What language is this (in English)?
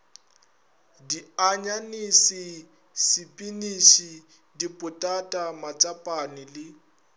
Northern Sotho